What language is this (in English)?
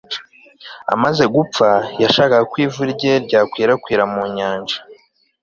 Kinyarwanda